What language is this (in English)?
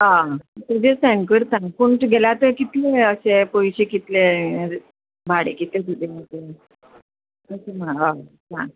Konkani